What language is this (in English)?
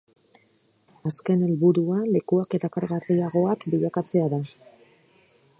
Basque